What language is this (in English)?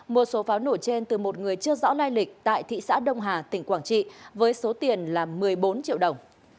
Vietnamese